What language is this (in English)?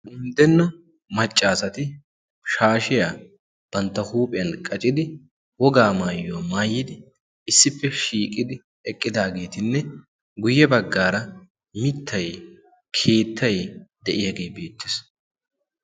Wolaytta